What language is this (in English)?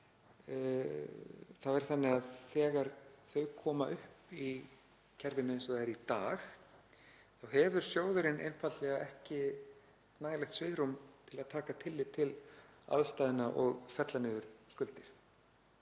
Icelandic